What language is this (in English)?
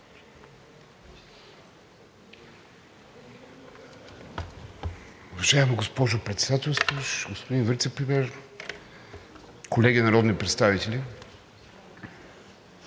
Bulgarian